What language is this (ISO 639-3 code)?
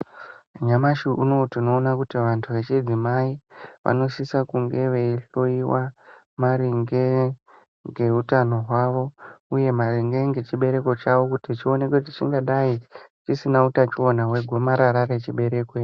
ndc